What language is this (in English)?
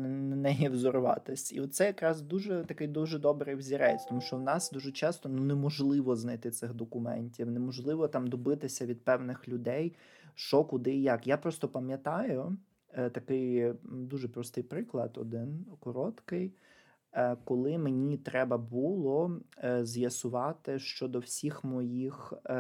Ukrainian